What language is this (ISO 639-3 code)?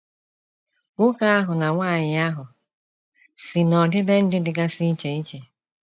ibo